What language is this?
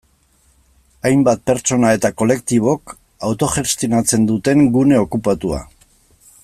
Basque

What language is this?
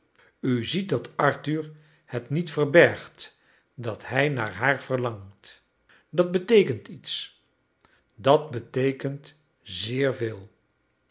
Dutch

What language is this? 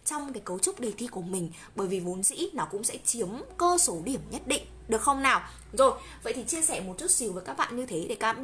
Vietnamese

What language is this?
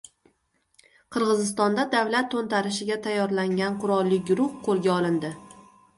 Uzbek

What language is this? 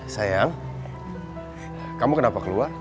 Indonesian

